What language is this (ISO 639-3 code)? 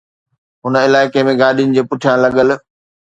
snd